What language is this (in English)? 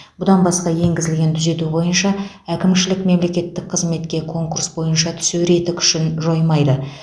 Kazakh